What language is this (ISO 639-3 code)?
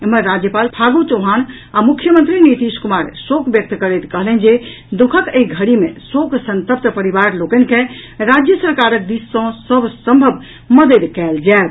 mai